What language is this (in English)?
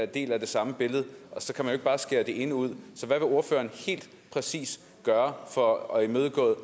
Danish